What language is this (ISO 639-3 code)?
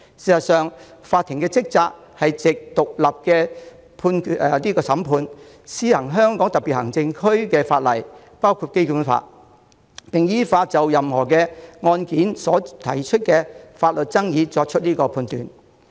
yue